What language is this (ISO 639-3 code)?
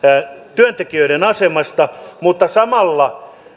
fin